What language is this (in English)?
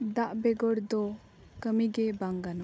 Santali